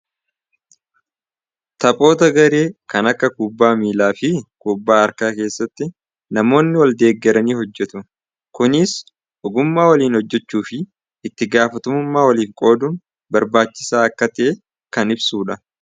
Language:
Oromo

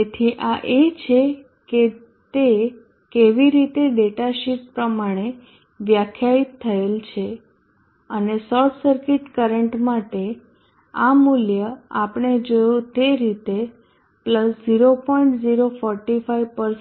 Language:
Gujarati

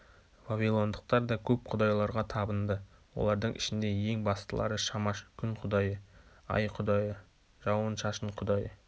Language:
Kazakh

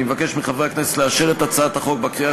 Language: Hebrew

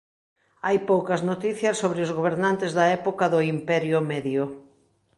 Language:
Galician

